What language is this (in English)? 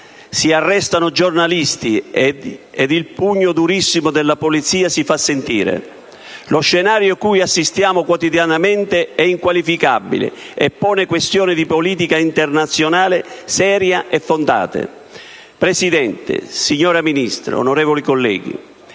Italian